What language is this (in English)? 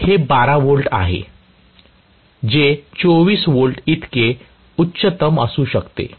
Marathi